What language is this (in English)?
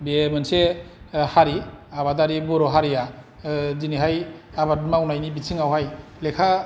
Bodo